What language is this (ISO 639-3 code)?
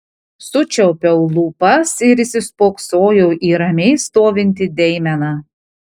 lit